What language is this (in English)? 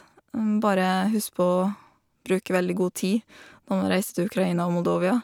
Norwegian